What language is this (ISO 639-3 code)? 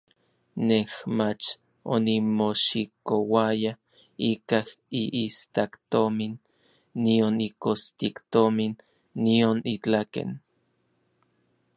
nlv